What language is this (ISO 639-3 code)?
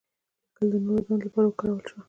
pus